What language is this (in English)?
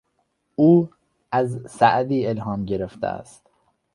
Persian